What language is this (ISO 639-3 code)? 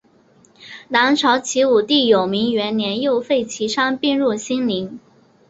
zho